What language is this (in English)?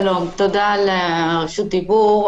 Hebrew